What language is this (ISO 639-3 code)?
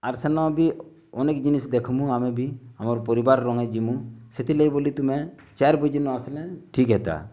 ori